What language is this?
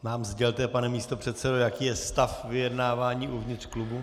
Czech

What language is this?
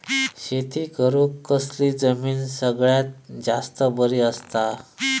Marathi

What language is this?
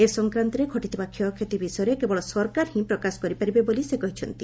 Odia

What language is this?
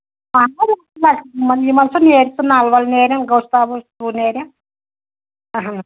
Kashmiri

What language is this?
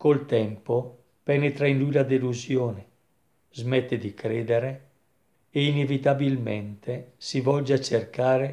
Italian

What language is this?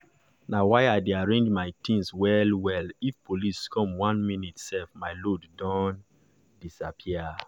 Nigerian Pidgin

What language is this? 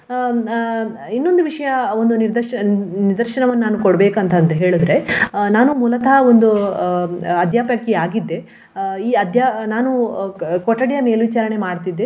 Kannada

